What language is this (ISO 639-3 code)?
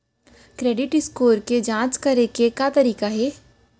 hne